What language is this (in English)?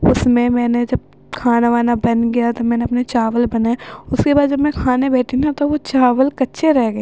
Urdu